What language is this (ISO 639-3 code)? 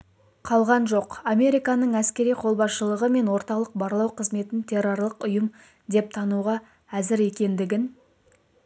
kaz